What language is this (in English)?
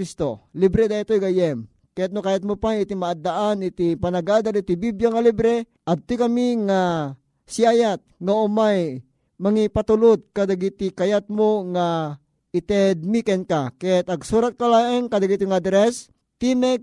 Filipino